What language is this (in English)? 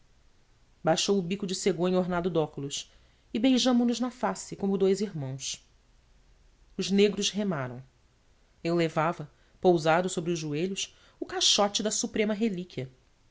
Portuguese